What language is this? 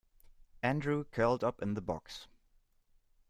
English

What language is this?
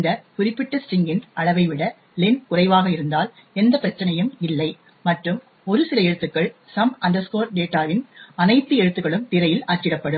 Tamil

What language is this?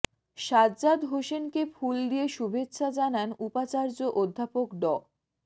Bangla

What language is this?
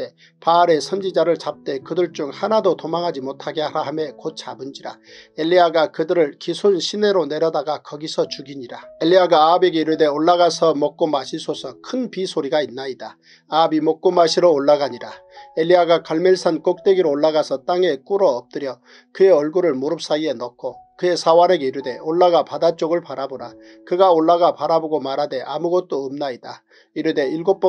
Korean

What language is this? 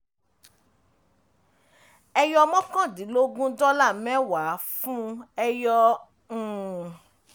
Yoruba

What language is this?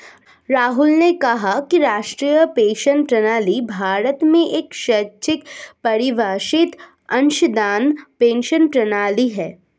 Hindi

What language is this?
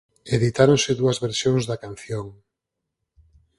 Galician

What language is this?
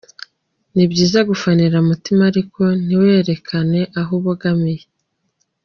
Kinyarwanda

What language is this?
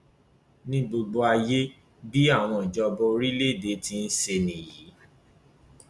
Yoruba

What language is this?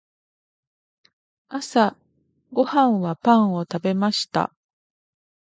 Japanese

